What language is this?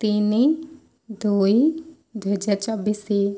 Odia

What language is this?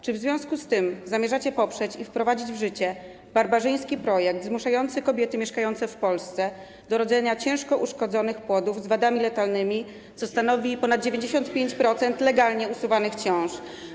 Polish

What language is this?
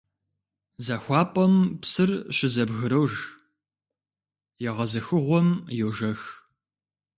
Kabardian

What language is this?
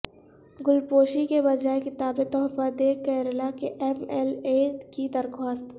Urdu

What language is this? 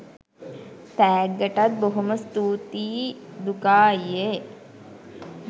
Sinhala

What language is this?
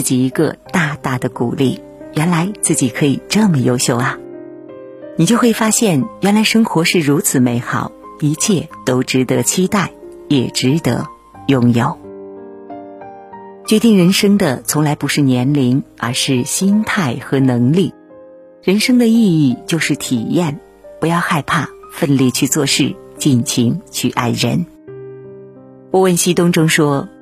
Chinese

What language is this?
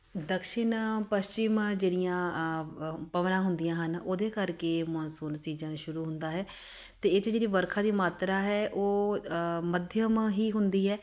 Punjabi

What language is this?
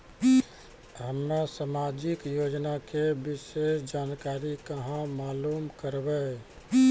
Maithili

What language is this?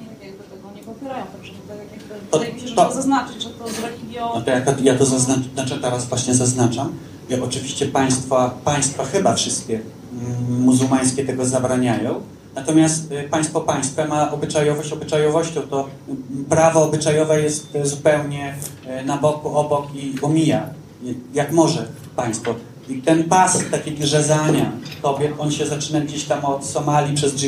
Polish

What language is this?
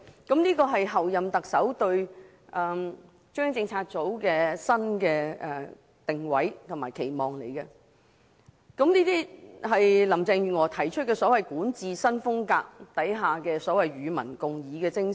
Cantonese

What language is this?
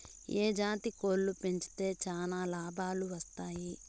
Telugu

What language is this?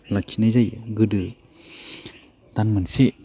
Bodo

